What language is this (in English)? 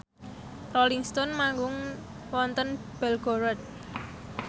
Javanese